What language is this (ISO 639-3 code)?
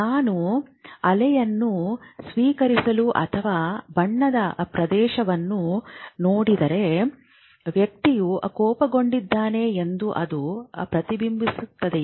kan